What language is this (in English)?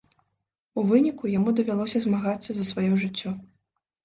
Belarusian